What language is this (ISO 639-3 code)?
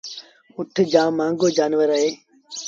sbn